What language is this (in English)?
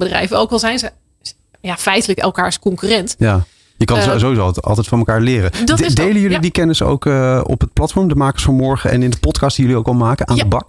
Dutch